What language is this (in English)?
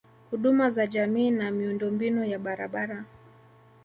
Swahili